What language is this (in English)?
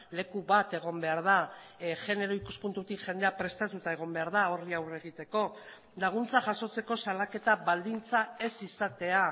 Basque